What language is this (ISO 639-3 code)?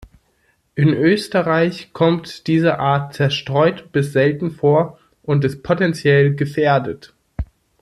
deu